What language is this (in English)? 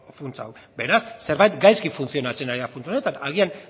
Basque